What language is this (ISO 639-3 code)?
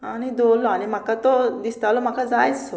kok